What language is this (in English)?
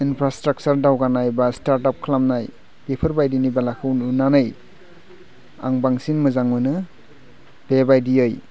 Bodo